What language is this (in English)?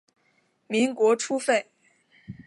Chinese